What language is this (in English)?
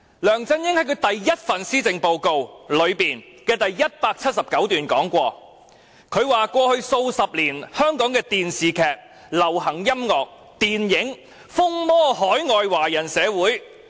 Cantonese